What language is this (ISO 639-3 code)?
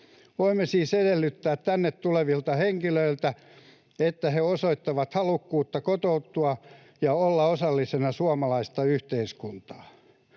fin